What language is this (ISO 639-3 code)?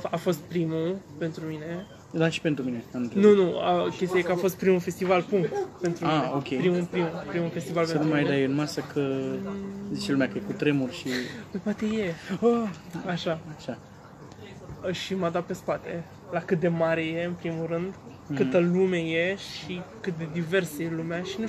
ron